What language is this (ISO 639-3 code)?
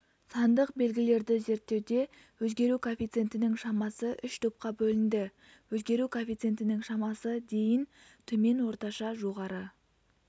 kaz